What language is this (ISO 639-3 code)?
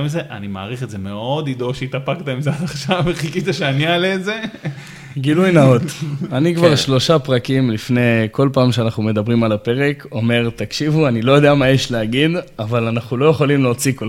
heb